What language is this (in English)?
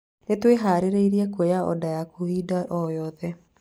Kikuyu